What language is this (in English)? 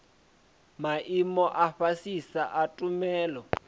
Venda